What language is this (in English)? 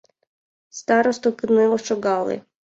Mari